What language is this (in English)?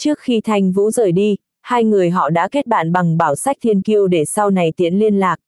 Vietnamese